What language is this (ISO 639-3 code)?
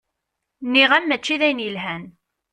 kab